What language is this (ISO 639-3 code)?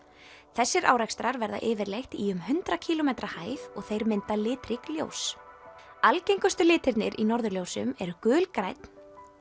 isl